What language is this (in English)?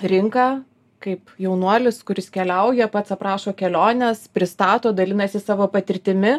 Lithuanian